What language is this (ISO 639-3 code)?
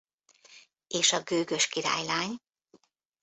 hun